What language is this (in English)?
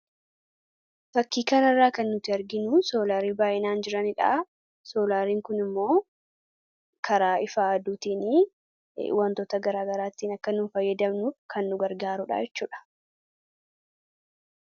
Oromo